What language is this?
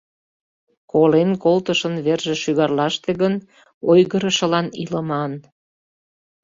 Mari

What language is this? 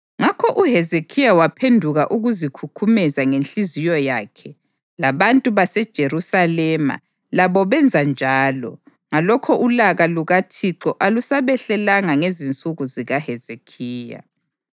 North Ndebele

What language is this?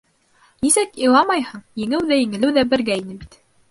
Bashkir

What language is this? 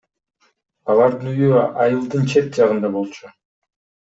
Kyrgyz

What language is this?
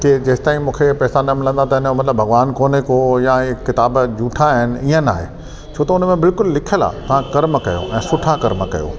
Sindhi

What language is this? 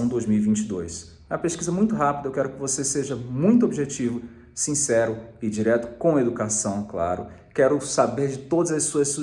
Portuguese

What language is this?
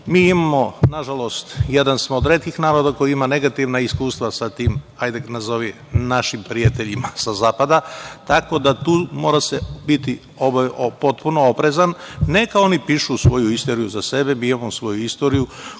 Serbian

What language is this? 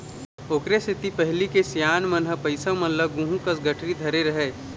Chhattisgarhi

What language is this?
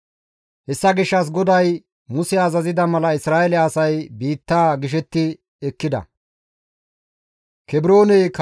Gamo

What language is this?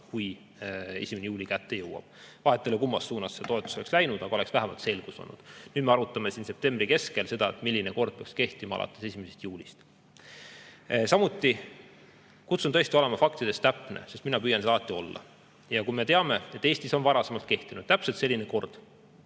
Estonian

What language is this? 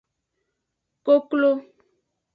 Aja (Benin)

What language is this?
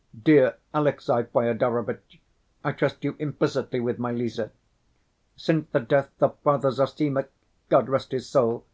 English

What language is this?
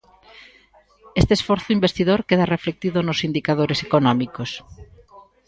Galician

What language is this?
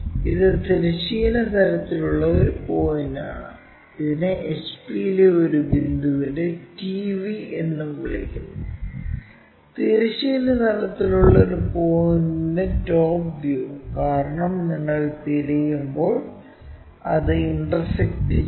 Malayalam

